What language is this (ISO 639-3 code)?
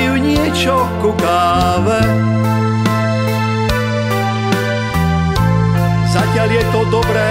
ron